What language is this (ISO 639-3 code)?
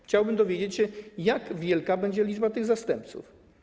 pol